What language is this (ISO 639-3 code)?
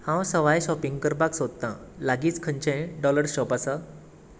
kok